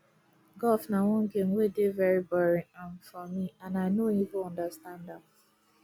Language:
Nigerian Pidgin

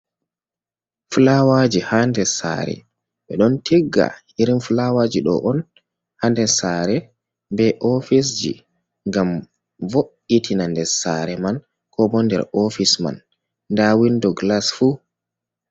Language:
Fula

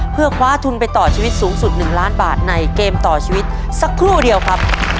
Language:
Thai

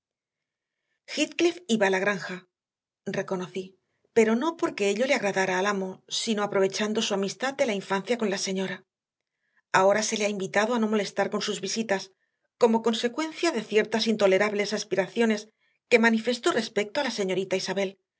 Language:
Spanish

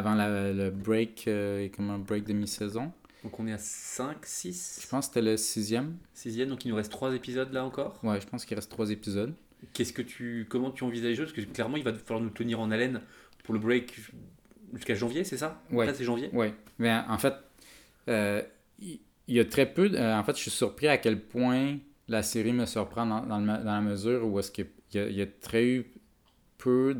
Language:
French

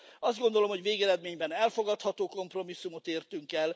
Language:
Hungarian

